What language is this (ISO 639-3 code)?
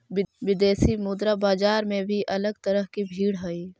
mag